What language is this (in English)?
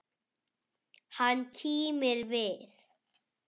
Icelandic